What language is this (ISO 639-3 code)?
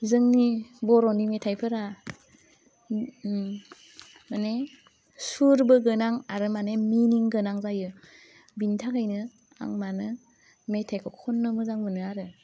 brx